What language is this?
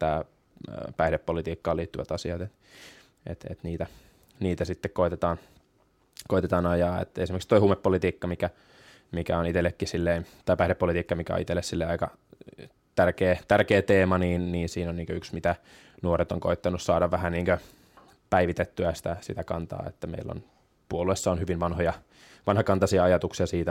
Finnish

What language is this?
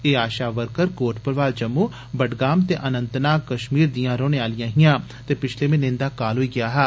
Dogri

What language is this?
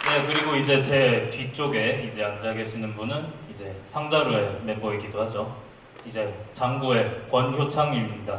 Korean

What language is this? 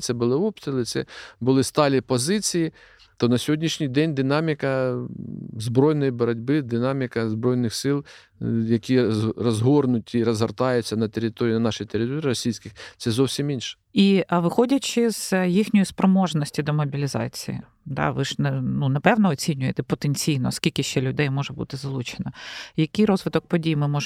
Ukrainian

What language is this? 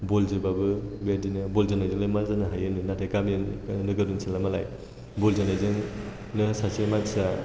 Bodo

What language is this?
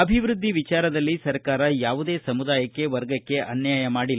Kannada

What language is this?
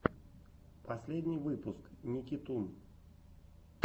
Russian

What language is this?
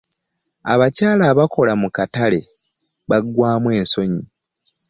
Ganda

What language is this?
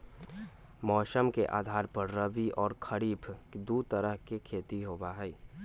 Magahi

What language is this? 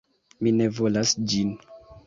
Esperanto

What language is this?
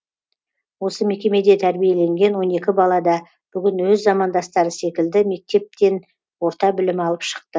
Kazakh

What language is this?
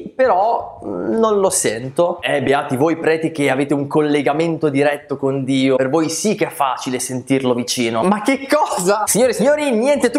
Italian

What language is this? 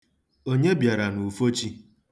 Igbo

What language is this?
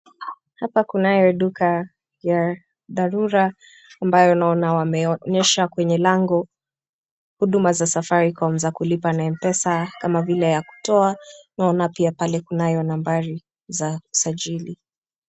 Swahili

